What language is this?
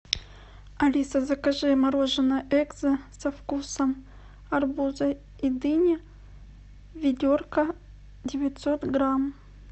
Russian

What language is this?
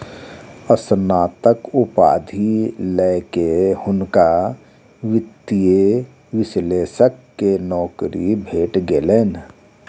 Maithili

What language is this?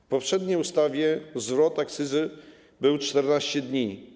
Polish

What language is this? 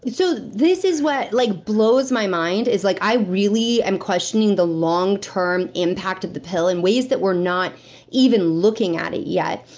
English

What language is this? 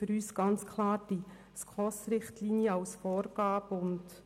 Swiss German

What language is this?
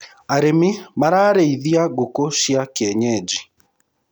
Kikuyu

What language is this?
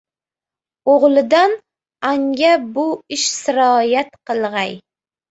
Uzbek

